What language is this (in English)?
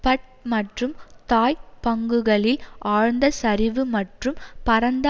Tamil